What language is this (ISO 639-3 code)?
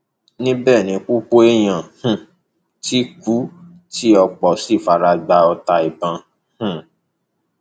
yor